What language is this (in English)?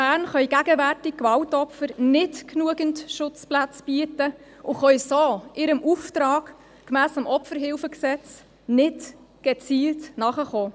Swiss German